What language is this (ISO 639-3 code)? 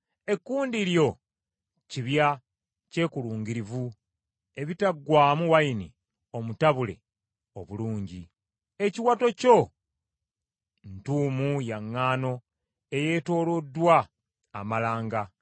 lug